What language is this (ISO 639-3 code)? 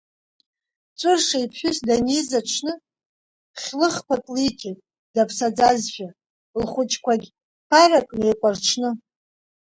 abk